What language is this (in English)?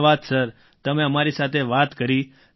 Gujarati